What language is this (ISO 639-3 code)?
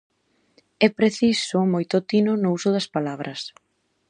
glg